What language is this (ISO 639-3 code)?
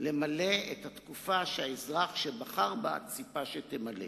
heb